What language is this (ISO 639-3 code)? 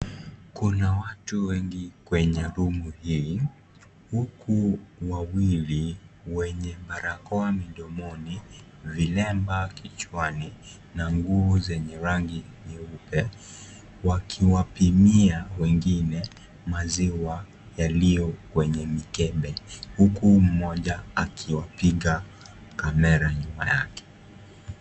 swa